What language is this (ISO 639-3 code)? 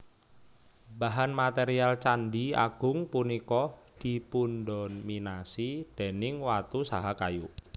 jav